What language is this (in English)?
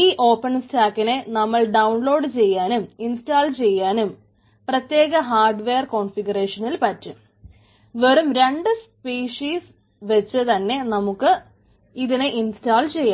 Malayalam